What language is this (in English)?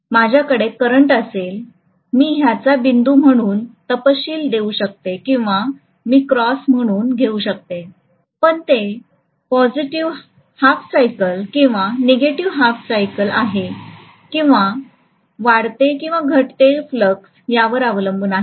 Marathi